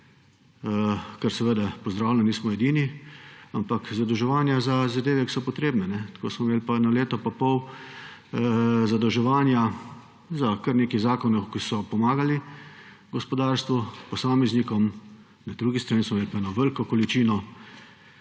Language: Slovenian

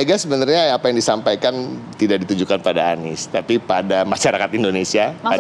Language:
Indonesian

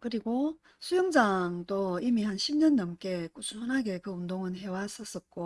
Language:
Korean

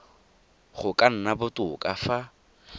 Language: Tswana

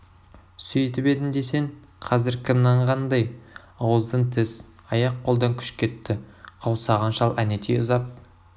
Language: Kazakh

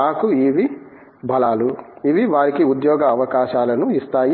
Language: Telugu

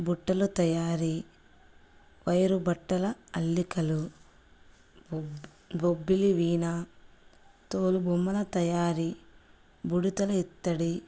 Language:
Telugu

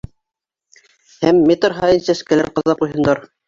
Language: Bashkir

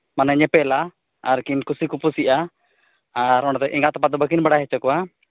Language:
Santali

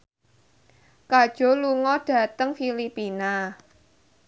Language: Javanese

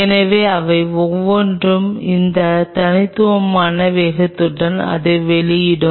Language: Tamil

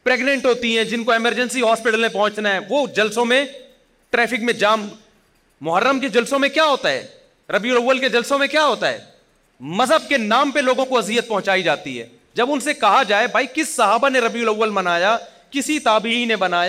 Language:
Urdu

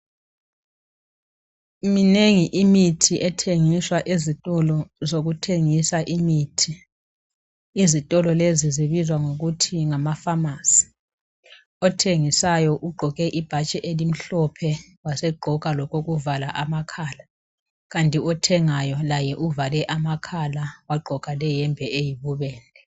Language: North Ndebele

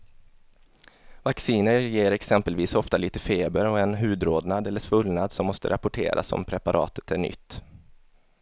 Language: Swedish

